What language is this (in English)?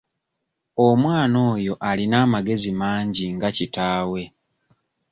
Ganda